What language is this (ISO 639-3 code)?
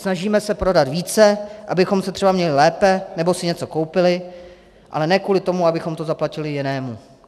ces